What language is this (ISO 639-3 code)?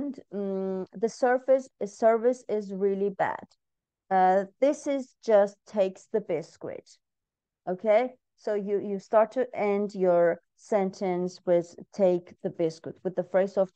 tur